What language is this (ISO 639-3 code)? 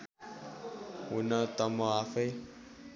nep